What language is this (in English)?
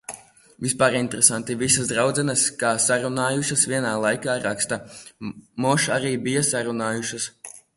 Latvian